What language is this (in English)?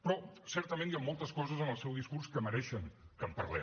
Catalan